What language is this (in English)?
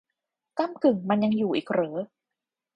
Thai